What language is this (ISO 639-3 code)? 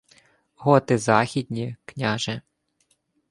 ukr